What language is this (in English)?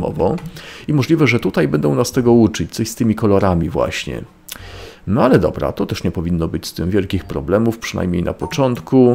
Polish